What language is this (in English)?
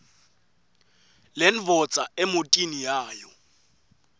Swati